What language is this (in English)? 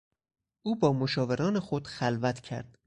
Persian